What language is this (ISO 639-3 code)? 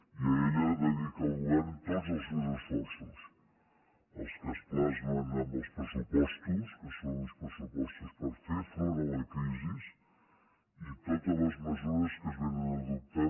cat